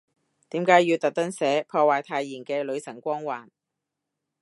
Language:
Cantonese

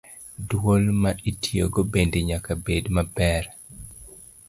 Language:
Luo (Kenya and Tanzania)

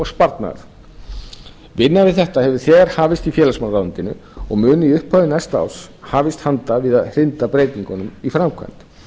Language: Icelandic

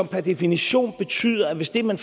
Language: Danish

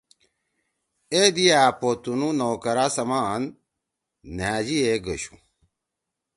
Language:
Torwali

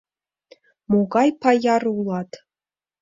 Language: Mari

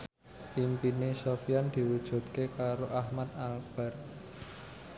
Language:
Javanese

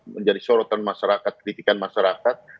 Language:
Indonesian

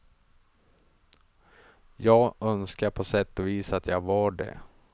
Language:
Swedish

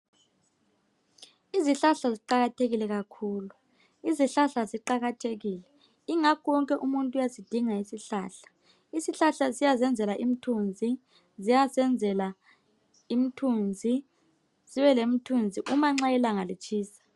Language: North Ndebele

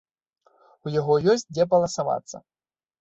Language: Belarusian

